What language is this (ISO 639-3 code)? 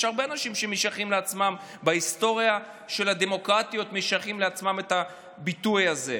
heb